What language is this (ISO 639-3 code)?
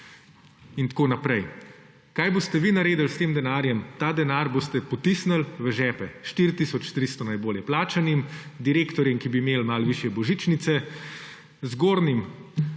slv